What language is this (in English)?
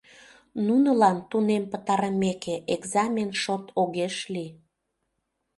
Mari